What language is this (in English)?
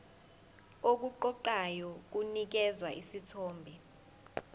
Zulu